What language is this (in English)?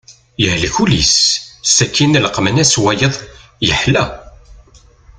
Kabyle